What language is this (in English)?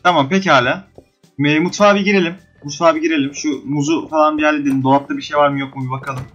Turkish